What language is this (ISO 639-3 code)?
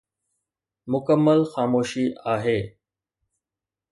snd